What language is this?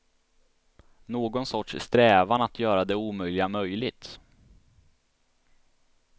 Swedish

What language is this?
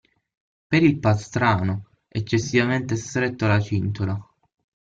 Italian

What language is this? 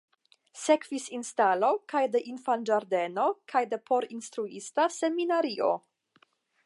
Esperanto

